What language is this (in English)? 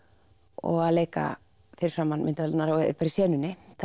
Icelandic